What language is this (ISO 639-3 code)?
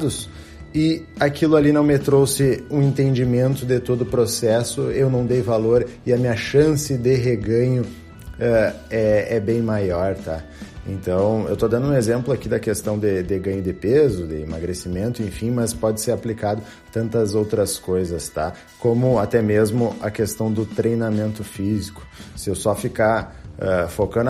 por